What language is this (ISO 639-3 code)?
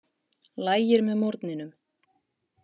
isl